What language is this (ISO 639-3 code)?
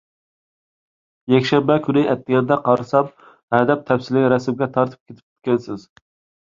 uig